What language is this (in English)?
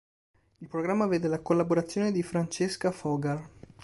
Italian